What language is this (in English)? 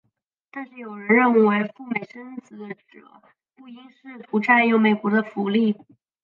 Chinese